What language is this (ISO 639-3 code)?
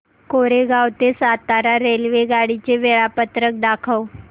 mar